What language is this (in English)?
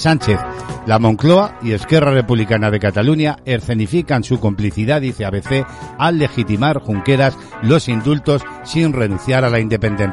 Spanish